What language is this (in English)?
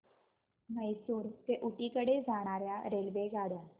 Marathi